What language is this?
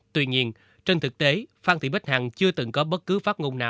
Vietnamese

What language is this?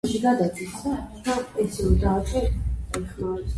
Georgian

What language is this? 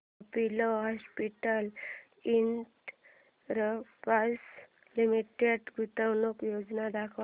Marathi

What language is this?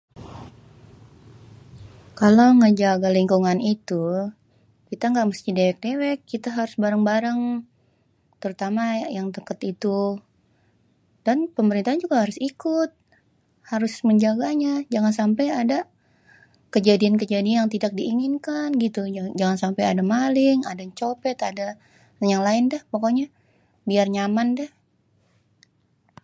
Betawi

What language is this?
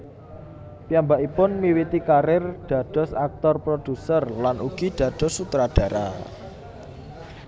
Javanese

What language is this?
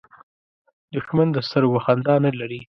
Pashto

